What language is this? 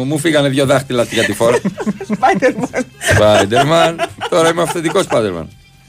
Greek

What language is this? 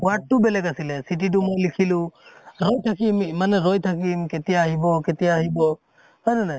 Assamese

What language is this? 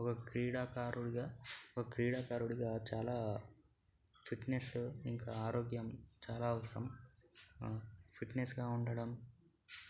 Telugu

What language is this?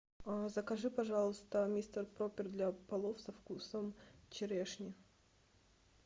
Russian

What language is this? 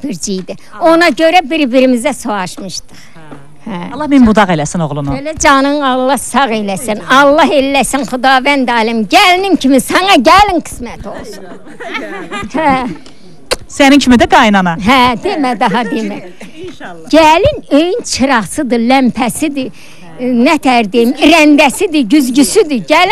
Turkish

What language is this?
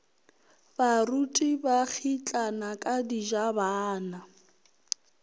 Northern Sotho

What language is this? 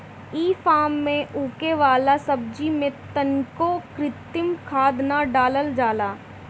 Bhojpuri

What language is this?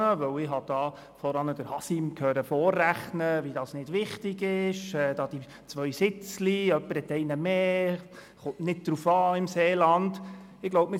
Swiss German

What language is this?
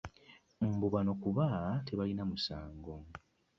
Ganda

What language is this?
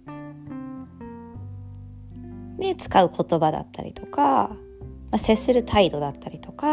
Japanese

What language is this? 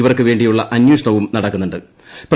Malayalam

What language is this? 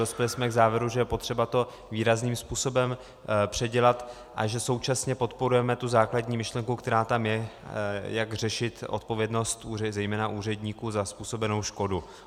Czech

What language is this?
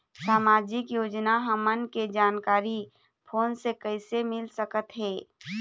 Chhattisgarhi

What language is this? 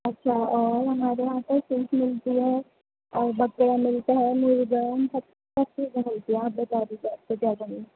Urdu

